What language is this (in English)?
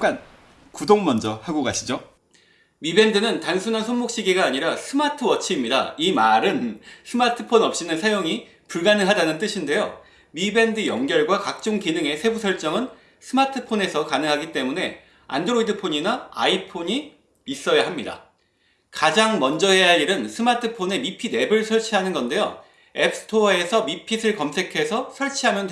Korean